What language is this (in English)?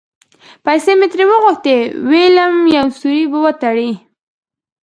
Pashto